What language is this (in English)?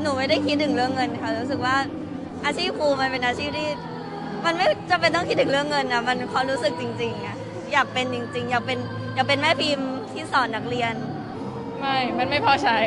Thai